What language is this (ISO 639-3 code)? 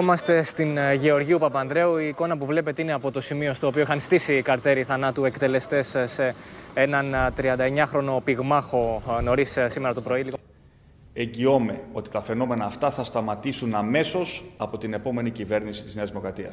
ell